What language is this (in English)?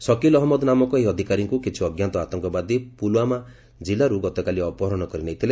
Odia